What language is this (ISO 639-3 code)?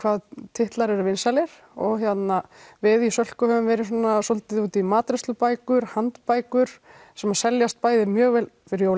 isl